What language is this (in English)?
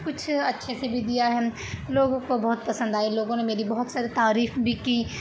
Urdu